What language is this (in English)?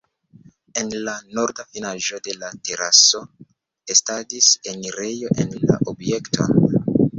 Esperanto